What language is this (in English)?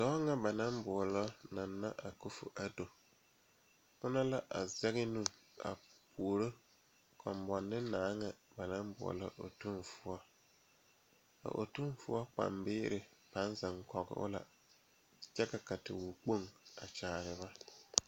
Southern Dagaare